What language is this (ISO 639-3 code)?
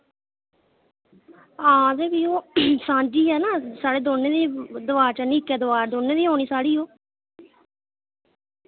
doi